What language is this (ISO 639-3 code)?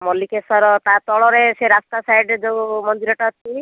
ori